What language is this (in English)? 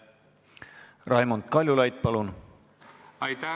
Estonian